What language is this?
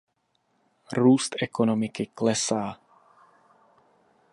Czech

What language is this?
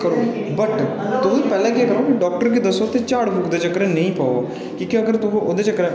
Dogri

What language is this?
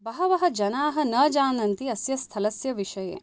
Sanskrit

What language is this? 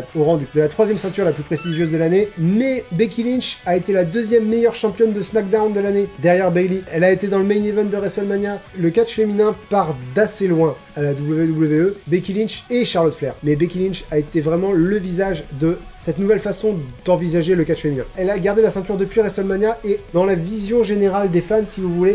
French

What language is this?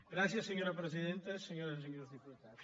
Catalan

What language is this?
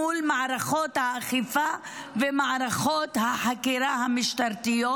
Hebrew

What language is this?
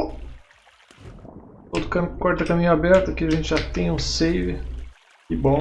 Portuguese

